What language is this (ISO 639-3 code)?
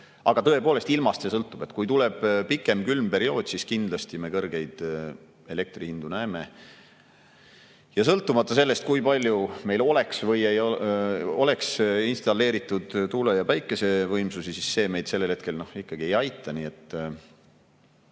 est